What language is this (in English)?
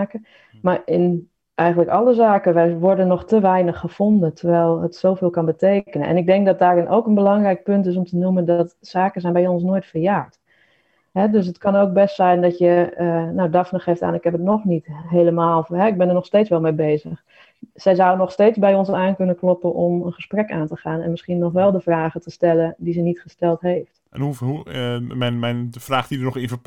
Dutch